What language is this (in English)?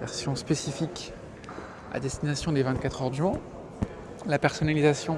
French